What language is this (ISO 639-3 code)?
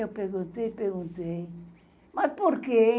por